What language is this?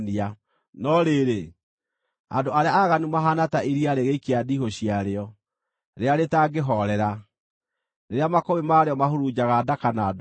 Kikuyu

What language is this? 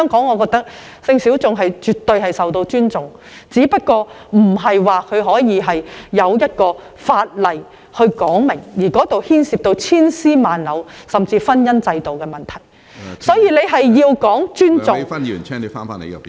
Cantonese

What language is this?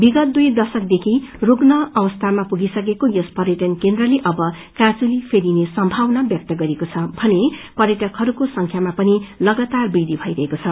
Nepali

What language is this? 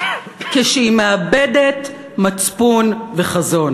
Hebrew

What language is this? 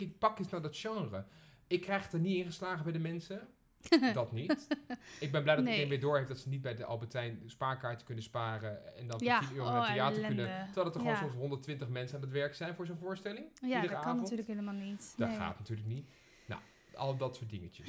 Dutch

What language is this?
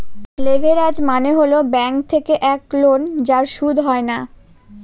Bangla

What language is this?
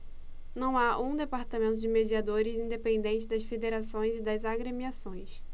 Portuguese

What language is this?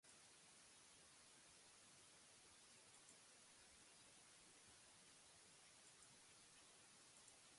Basque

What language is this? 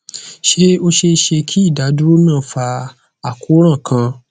Yoruba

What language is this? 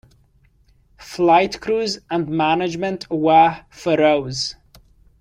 English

